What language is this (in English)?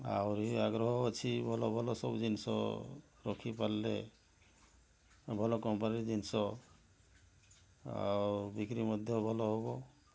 Odia